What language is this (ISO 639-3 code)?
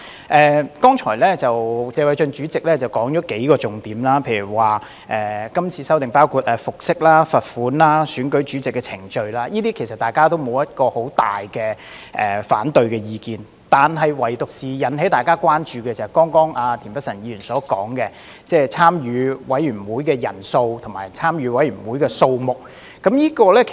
yue